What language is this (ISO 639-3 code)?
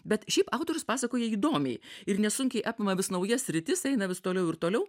lit